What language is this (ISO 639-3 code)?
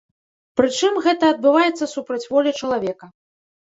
bel